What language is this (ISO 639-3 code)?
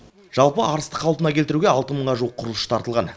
kaz